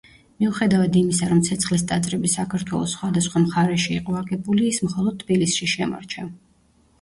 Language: Georgian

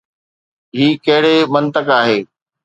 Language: Sindhi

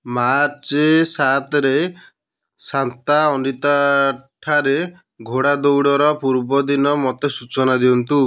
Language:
Odia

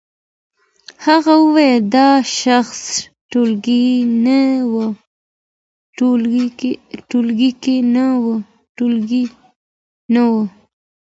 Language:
Pashto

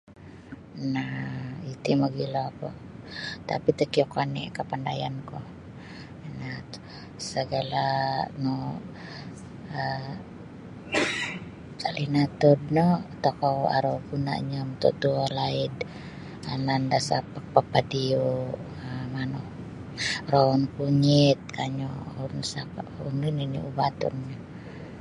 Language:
Sabah Bisaya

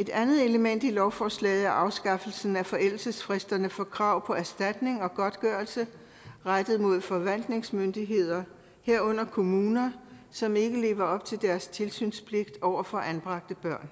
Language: Danish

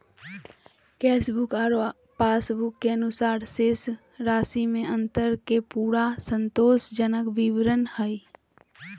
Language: Magahi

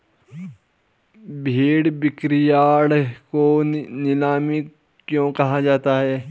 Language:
Hindi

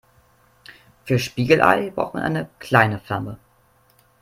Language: German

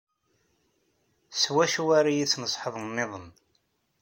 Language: Kabyle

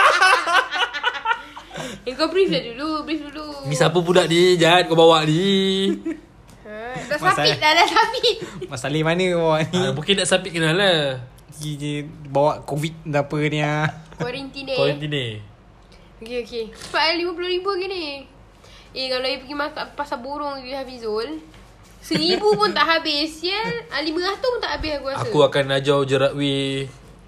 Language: Malay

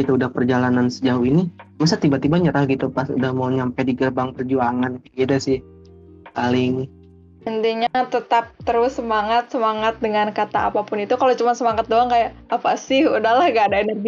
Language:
Indonesian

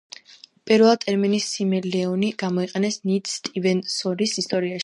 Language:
Georgian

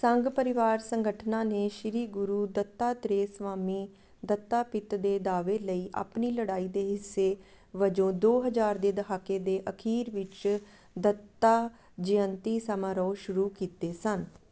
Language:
Punjabi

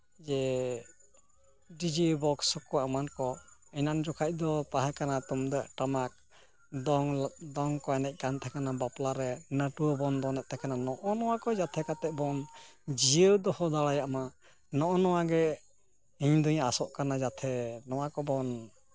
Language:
Santali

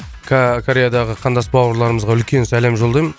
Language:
Kazakh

